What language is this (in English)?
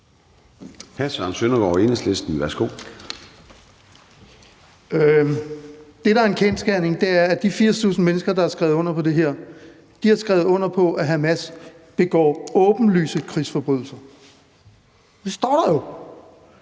Danish